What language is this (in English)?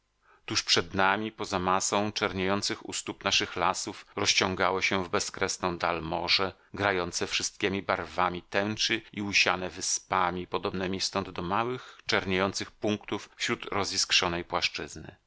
Polish